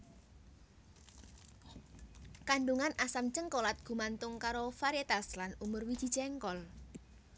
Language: Javanese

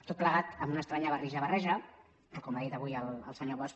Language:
Catalan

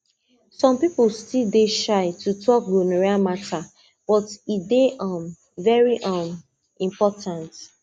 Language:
Nigerian Pidgin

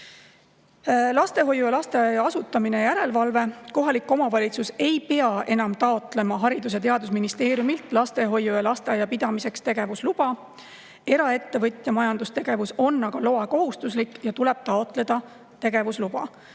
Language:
Estonian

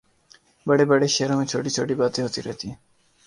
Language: Urdu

